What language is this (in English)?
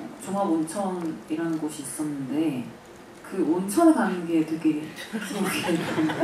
Korean